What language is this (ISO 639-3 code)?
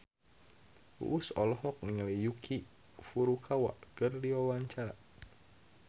sun